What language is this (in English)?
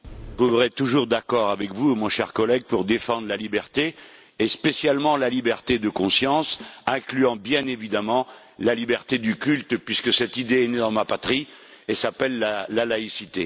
French